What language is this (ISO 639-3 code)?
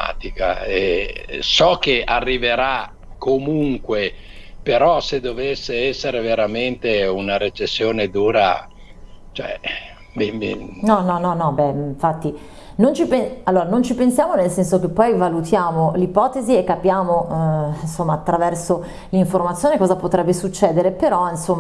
ita